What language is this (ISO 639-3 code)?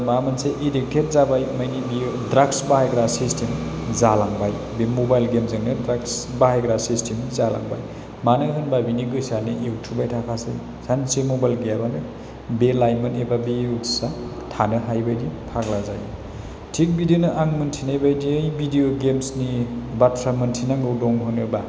brx